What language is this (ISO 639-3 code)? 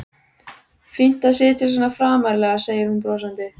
isl